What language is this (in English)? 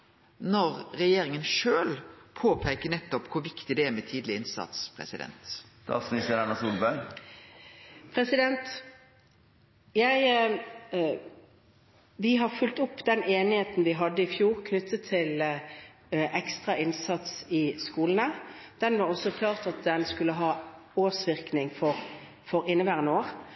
Norwegian